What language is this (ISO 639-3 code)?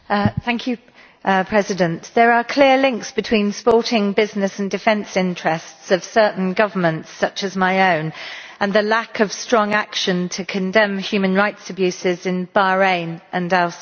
eng